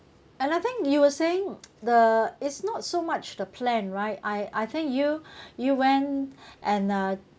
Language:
English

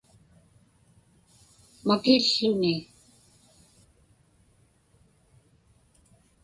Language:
Inupiaq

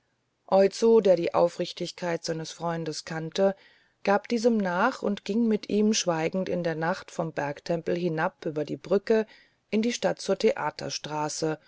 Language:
German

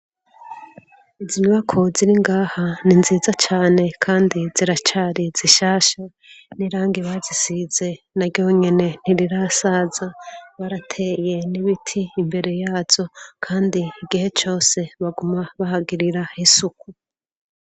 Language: Rundi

